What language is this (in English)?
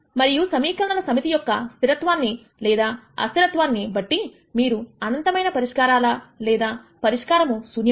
Telugu